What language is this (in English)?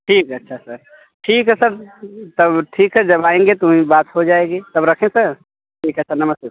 Hindi